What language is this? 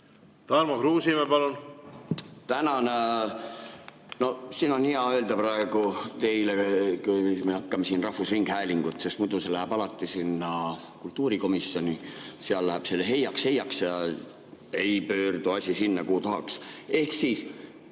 Estonian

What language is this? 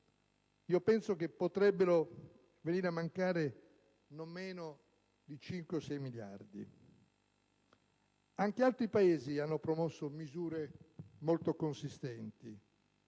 Italian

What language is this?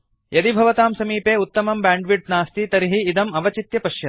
Sanskrit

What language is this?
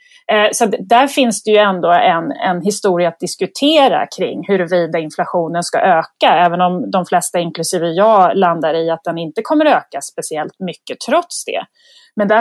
Swedish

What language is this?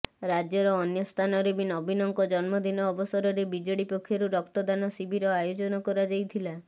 Odia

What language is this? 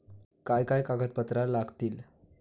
Marathi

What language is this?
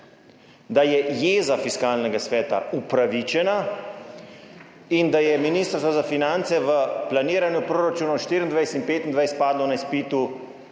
Slovenian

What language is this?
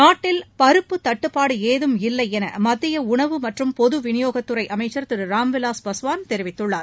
Tamil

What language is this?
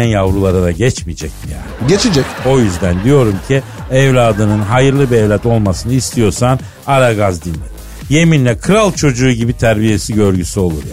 Turkish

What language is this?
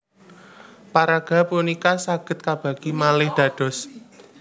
Javanese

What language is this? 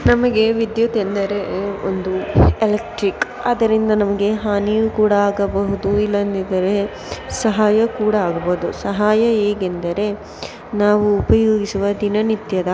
Kannada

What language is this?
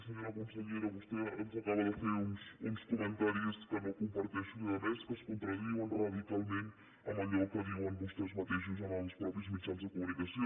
Catalan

